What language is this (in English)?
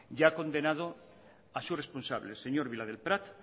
Spanish